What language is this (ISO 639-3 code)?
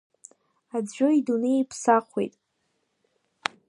abk